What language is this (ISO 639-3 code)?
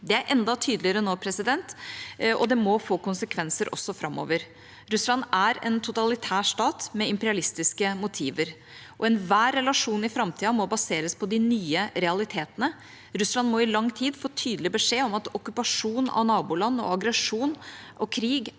nor